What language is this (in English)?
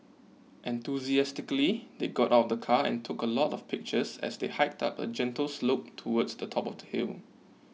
English